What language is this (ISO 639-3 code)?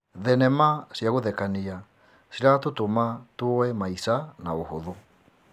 kik